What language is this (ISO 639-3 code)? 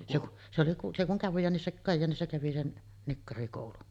fin